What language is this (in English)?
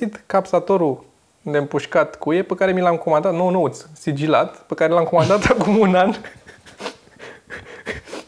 Romanian